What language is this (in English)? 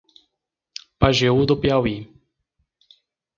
Portuguese